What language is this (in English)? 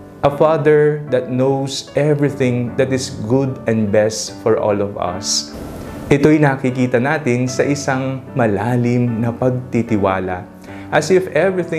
Filipino